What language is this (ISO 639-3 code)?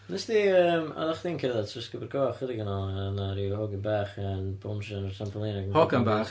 cym